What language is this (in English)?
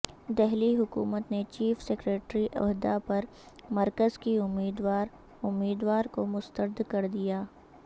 Urdu